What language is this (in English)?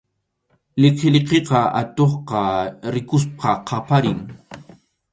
Arequipa-La Unión Quechua